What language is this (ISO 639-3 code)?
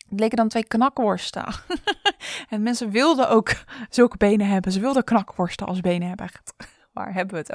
nld